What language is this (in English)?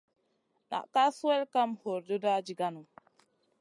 Masana